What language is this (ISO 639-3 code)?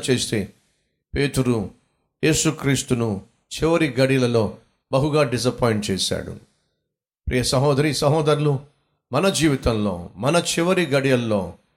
tel